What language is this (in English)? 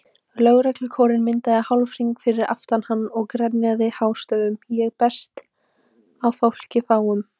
Icelandic